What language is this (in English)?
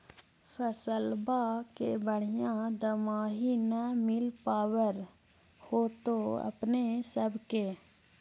Magahi